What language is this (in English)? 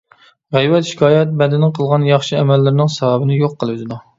Uyghur